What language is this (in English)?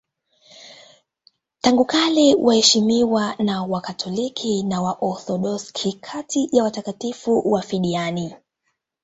Swahili